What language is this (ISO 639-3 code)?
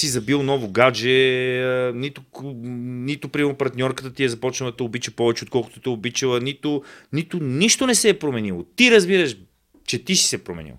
bul